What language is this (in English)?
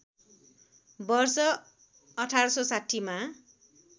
Nepali